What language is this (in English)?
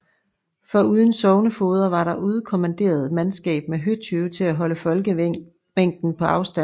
Danish